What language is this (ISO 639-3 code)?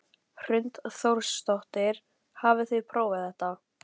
isl